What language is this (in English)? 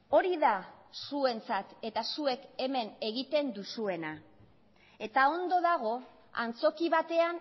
Basque